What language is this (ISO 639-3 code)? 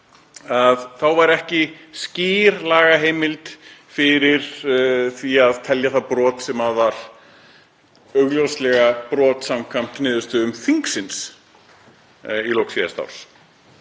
isl